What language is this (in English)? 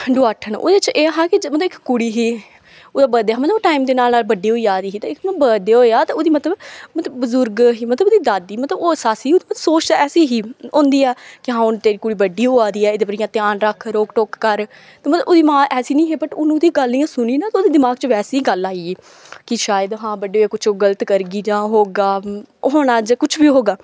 Dogri